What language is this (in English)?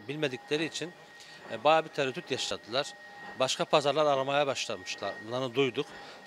Turkish